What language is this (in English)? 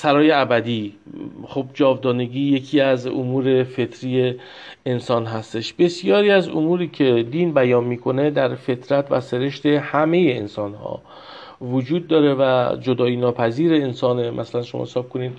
Persian